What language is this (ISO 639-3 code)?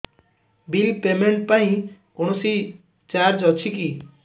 ori